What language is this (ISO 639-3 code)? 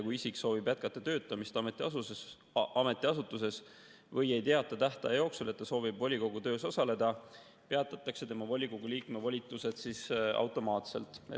est